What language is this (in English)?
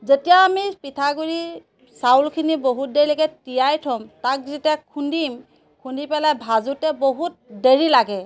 Assamese